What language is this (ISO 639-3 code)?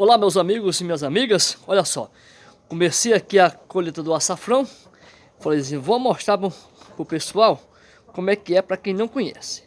por